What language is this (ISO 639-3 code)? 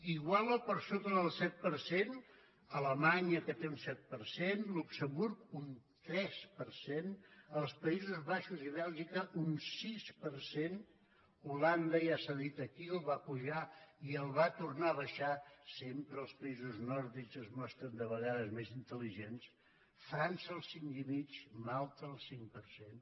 cat